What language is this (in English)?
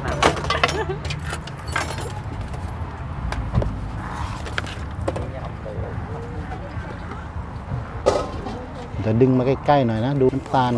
Thai